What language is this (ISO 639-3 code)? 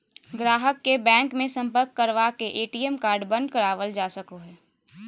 mag